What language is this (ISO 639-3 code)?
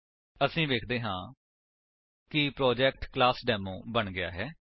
pan